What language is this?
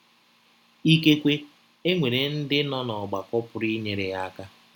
Igbo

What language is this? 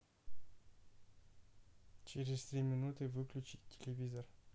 Russian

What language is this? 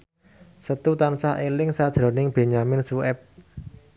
Javanese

